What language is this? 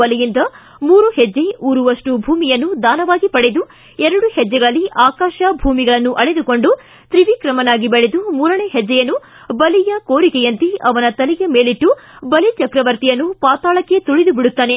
Kannada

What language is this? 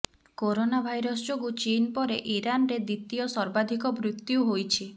Odia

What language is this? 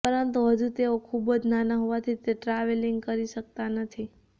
Gujarati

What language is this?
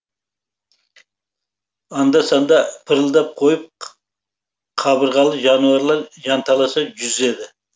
Kazakh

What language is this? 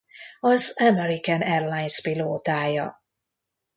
Hungarian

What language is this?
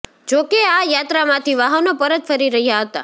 Gujarati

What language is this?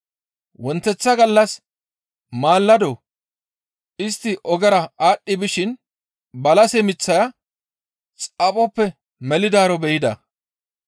Gamo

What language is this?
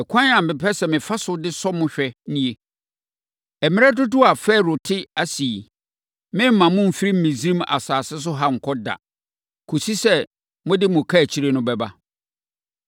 Akan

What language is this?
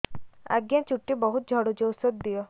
Odia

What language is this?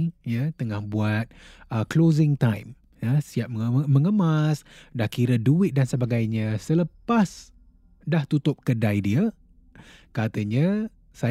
Malay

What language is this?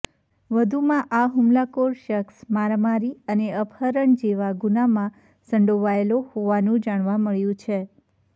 Gujarati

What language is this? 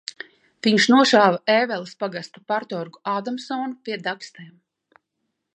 Latvian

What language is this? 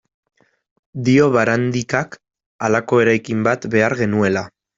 Basque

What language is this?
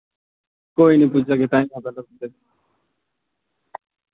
Dogri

